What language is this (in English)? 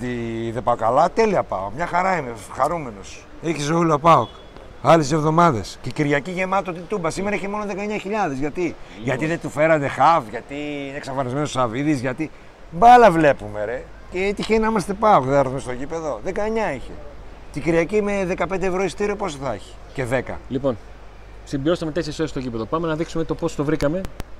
Greek